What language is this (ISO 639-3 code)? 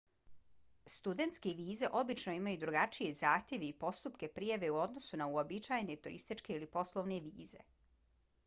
bos